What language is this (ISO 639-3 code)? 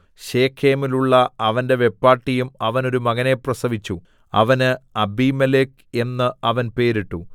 mal